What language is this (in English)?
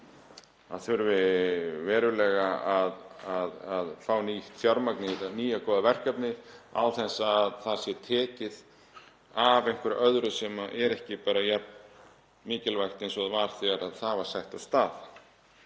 Icelandic